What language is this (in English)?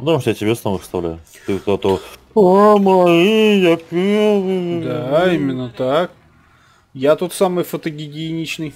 Russian